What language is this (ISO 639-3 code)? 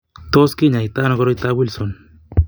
kln